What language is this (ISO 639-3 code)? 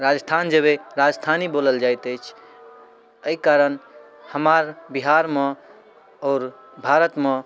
mai